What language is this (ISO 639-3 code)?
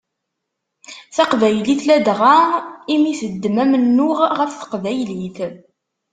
kab